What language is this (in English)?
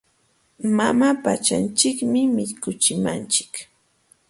Jauja Wanca Quechua